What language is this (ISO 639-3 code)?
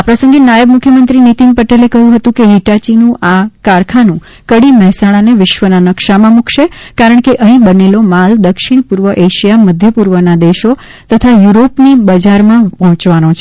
guj